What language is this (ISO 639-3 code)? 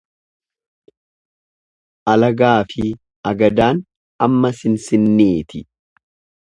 orm